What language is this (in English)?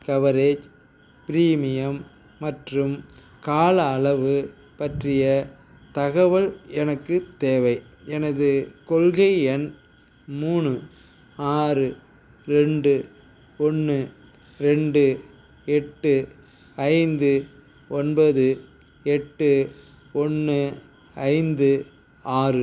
Tamil